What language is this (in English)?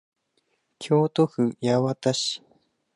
Japanese